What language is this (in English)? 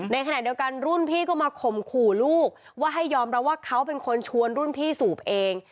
Thai